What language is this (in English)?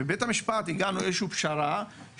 Hebrew